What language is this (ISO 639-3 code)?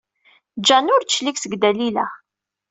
kab